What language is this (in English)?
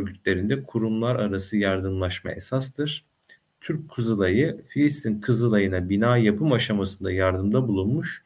Turkish